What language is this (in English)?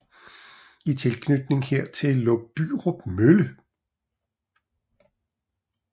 Danish